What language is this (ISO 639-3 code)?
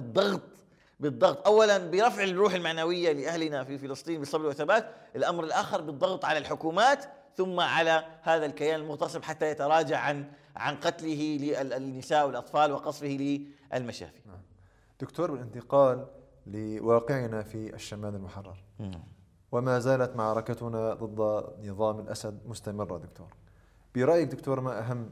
ara